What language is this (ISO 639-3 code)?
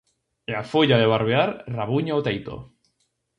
glg